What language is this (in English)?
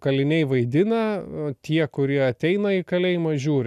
Lithuanian